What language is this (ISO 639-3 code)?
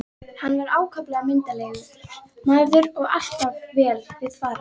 isl